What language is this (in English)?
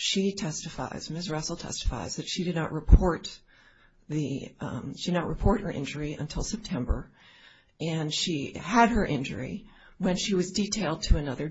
English